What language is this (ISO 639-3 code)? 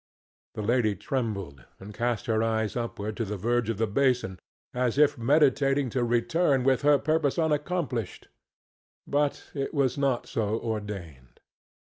eng